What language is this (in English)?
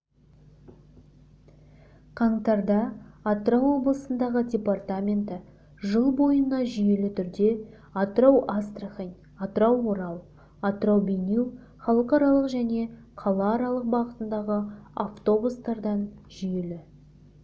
Kazakh